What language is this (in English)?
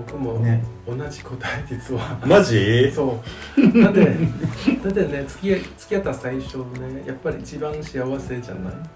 Japanese